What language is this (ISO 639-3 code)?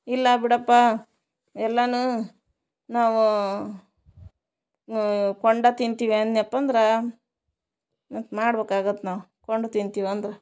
kan